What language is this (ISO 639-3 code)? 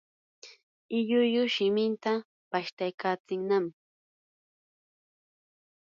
qur